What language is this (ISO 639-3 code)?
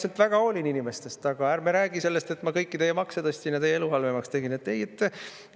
est